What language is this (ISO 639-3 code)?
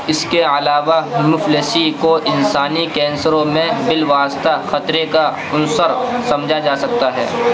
urd